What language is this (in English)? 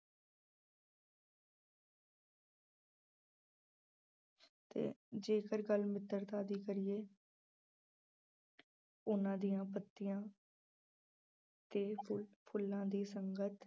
Punjabi